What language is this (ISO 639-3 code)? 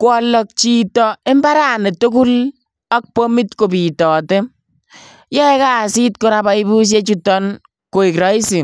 kln